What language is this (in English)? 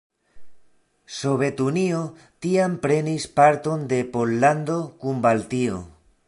Esperanto